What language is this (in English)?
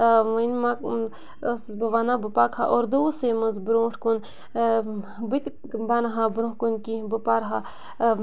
Kashmiri